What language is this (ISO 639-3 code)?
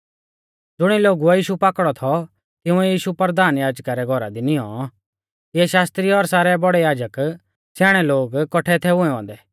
bfz